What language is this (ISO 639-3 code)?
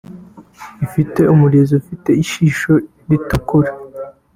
kin